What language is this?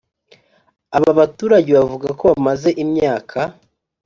Kinyarwanda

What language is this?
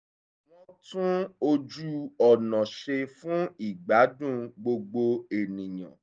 Yoruba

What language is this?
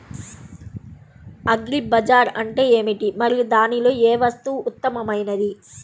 Telugu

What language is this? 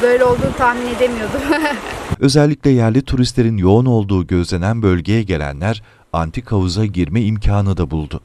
Turkish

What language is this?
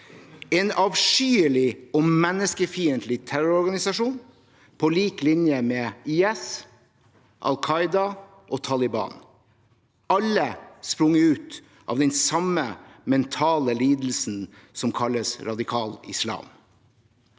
Norwegian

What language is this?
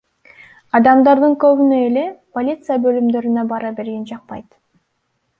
Kyrgyz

